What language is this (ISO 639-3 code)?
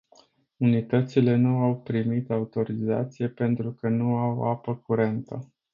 ron